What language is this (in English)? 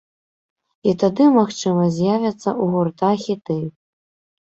Belarusian